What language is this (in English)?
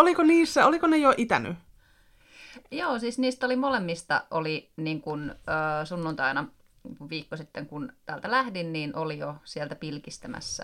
Finnish